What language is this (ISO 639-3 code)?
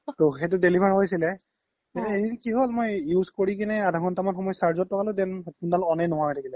asm